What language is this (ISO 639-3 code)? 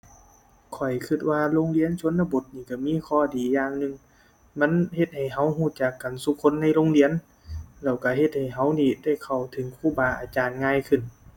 tha